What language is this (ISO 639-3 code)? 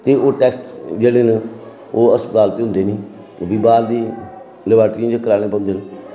doi